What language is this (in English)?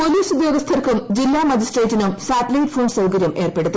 Malayalam